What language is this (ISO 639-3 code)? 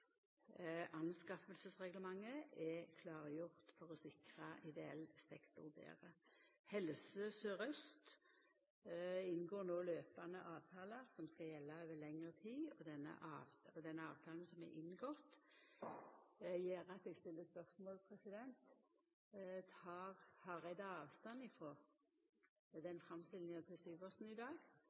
nno